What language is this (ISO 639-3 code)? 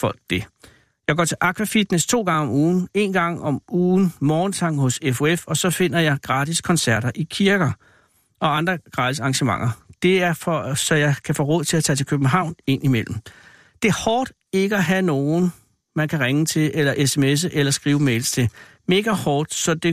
dan